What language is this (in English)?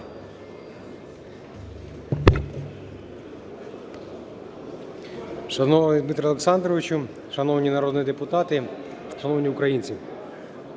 Ukrainian